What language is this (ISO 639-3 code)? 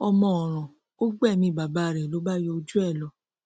yor